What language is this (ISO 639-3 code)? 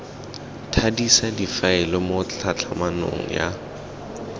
tsn